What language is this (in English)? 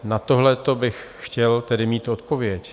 Czech